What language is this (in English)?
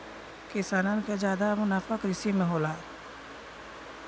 Bhojpuri